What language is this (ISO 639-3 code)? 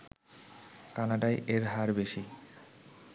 ben